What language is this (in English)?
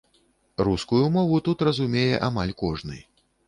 Belarusian